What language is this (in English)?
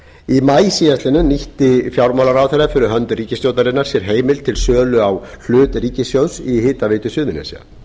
Icelandic